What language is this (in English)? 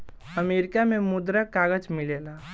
Bhojpuri